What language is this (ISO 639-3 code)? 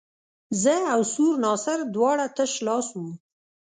pus